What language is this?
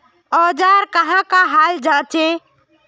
Magahi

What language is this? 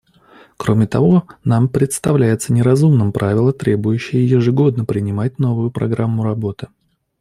Russian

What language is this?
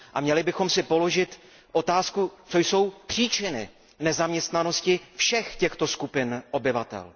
Czech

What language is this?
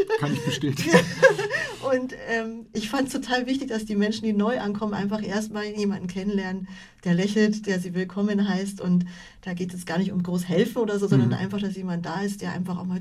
German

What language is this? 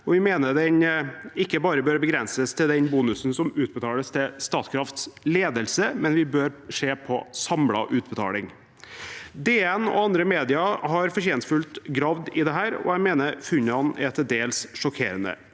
Norwegian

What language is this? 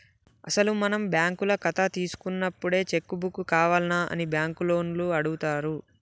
Telugu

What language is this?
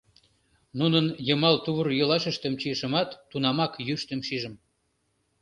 Mari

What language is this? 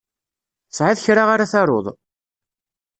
Kabyle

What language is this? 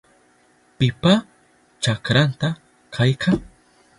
Southern Pastaza Quechua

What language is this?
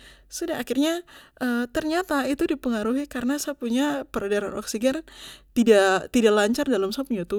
Papuan Malay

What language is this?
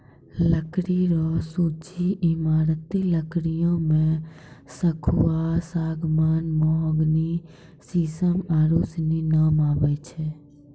Maithili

